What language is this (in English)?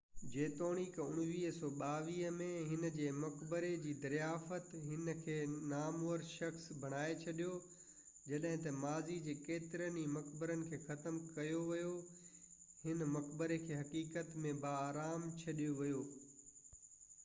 Sindhi